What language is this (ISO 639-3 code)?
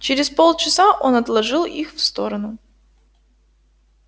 rus